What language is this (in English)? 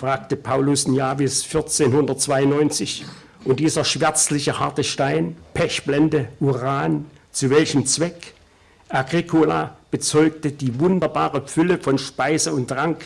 German